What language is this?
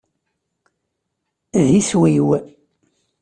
Kabyle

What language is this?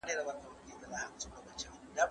Pashto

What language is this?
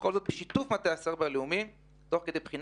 Hebrew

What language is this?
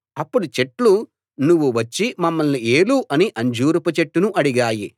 Telugu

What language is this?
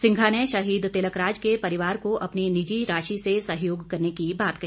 Hindi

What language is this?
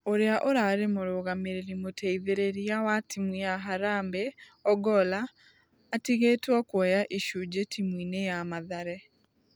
Kikuyu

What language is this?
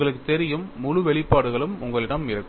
Tamil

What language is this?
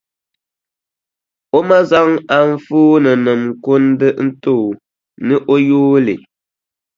Dagbani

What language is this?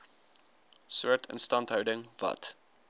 Afrikaans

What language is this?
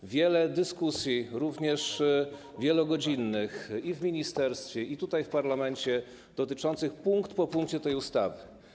Polish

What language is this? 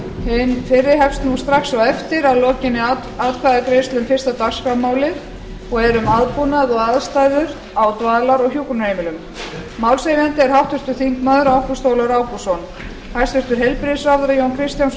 Icelandic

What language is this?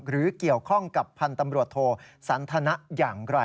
Thai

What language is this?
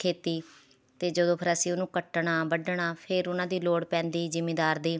Punjabi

